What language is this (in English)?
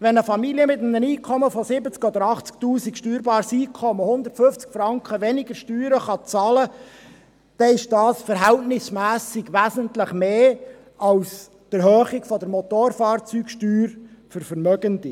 Swiss German